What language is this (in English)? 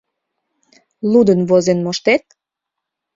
Mari